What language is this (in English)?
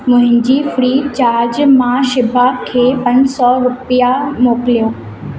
Sindhi